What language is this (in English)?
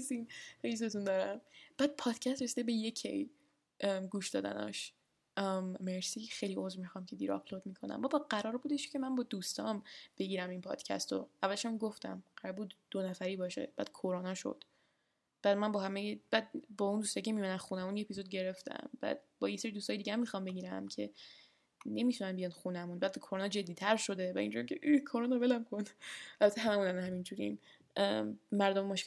Persian